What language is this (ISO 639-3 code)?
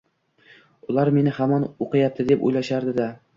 uzb